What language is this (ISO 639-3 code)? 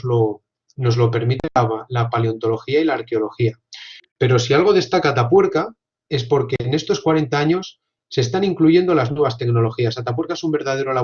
spa